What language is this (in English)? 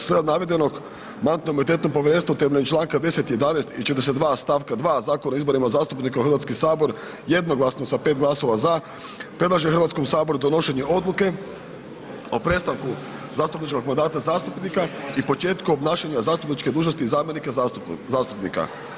Croatian